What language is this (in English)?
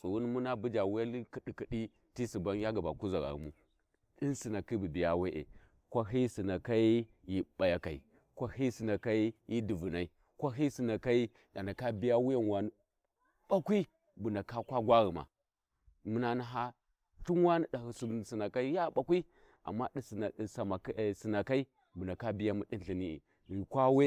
Warji